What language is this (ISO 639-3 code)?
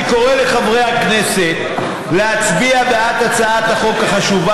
heb